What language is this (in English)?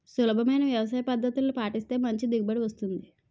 Telugu